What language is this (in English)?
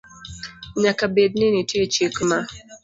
Luo (Kenya and Tanzania)